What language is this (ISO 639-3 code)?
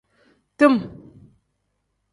kdh